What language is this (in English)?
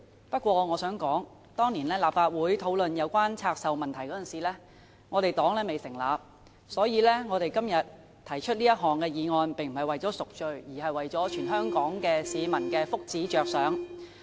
Cantonese